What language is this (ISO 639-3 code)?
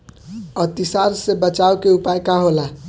bho